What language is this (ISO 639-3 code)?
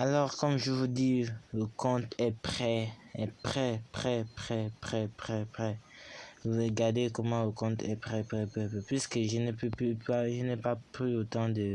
fra